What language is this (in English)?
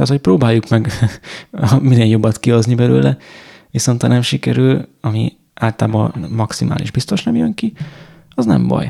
Hungarian